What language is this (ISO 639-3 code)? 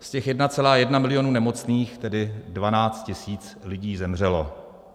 ces